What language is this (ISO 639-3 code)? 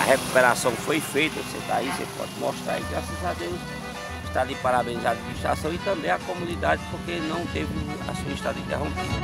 por